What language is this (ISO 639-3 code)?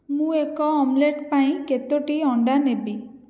ori